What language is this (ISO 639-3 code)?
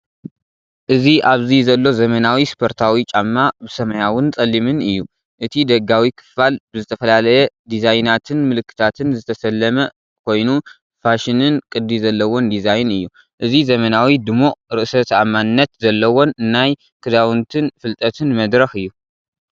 tir